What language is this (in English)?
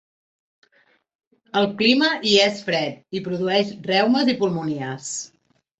Catalan